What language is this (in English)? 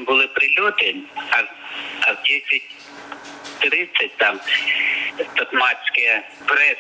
Ukrainian